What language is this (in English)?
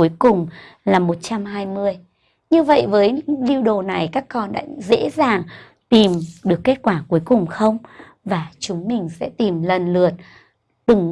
Vietnamese